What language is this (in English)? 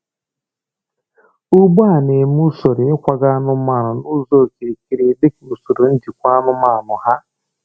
Igbo